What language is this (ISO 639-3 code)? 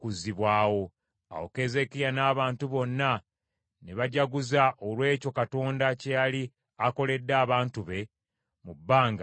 lug